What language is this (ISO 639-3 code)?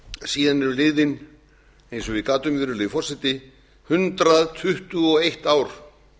isl